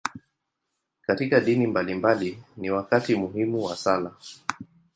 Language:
Swahili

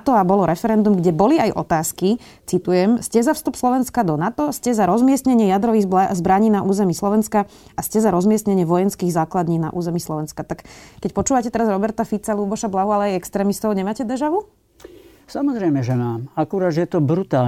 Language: Slovak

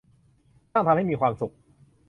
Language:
Thai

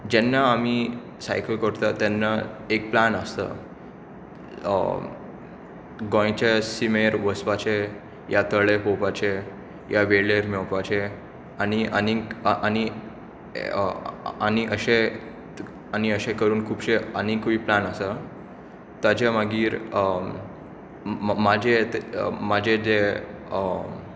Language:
Konkani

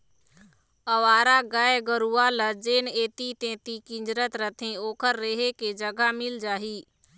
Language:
Chhattisgarhi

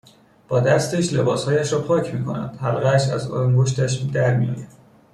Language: Persian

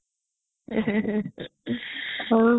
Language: Odia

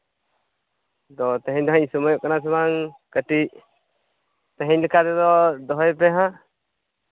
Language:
Santali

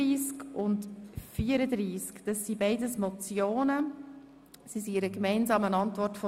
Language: Swiss German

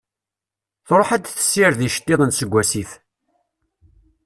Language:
Kabyle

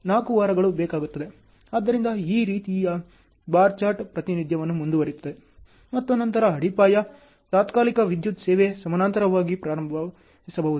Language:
Kannada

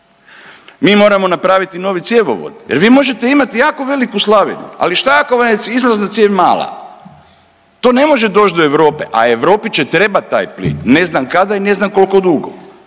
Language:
Croatian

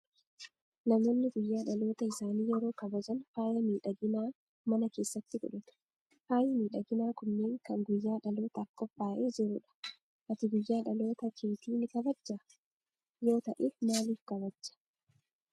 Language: Oromo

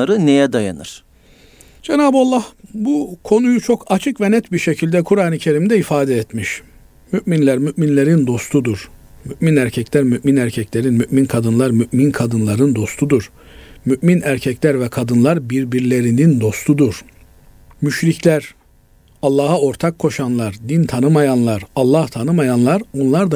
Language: Turkish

